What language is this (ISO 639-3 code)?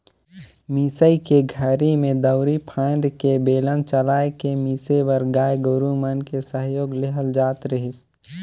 hne